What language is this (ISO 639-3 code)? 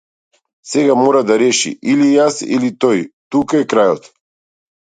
mkd